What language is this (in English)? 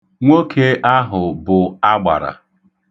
Igbo